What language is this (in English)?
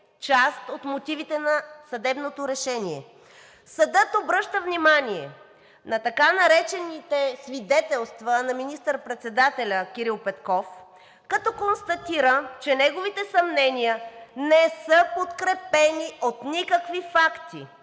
Bulgarian